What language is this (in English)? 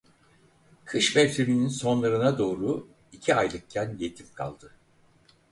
Turkish